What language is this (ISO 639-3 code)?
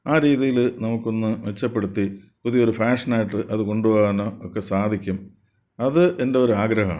mal